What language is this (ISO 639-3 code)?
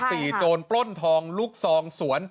tha